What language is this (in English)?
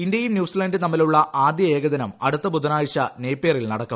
Malayalam